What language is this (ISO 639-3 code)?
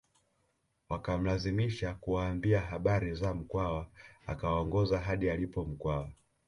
swa